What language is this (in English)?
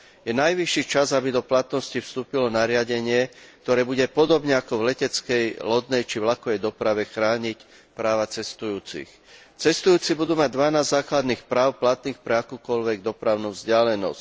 Slovak